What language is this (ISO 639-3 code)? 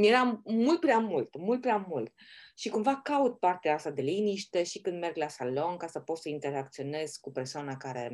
ron